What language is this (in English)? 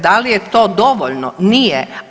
Croatian